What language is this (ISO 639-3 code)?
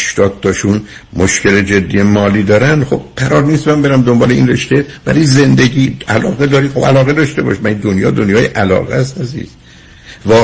fas